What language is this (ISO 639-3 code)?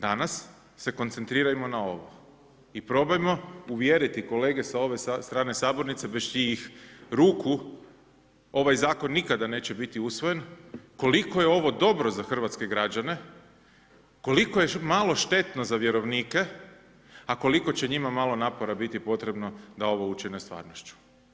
hrv